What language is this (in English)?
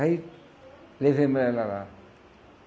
Portuguese